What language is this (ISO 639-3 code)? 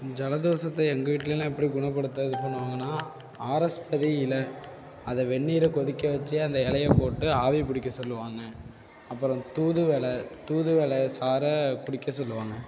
tam